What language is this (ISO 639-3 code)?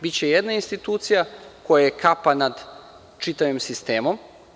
srp